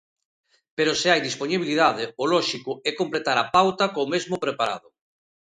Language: Galician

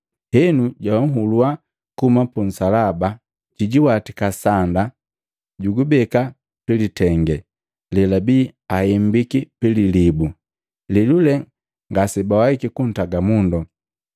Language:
Matengo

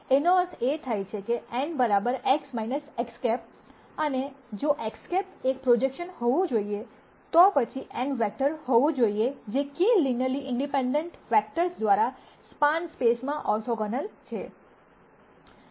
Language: Gujarati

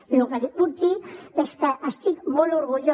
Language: Catalan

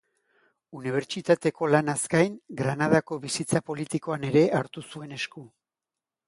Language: Basque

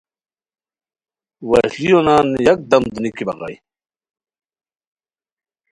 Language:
Khowar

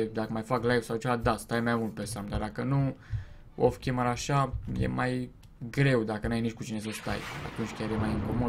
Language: Romanian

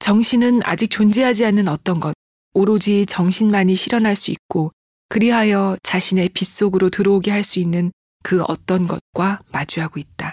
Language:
Korean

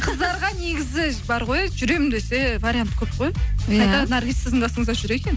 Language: Kazakh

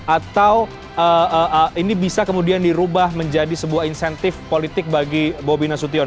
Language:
Indonesian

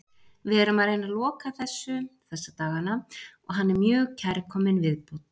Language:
Icelandic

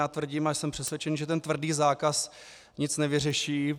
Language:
Czech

